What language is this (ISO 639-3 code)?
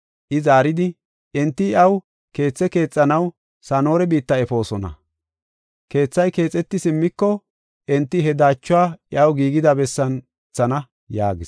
gof